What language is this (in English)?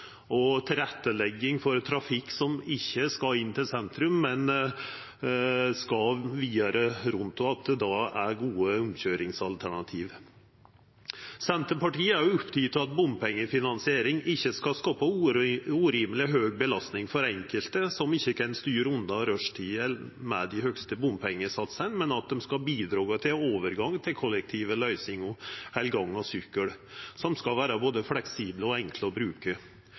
Norwegian Nynorsk